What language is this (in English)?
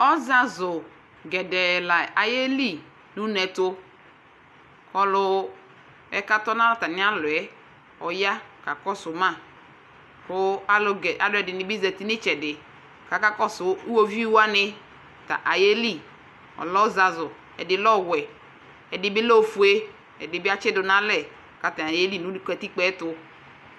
Ikposo